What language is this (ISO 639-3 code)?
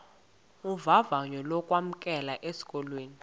xho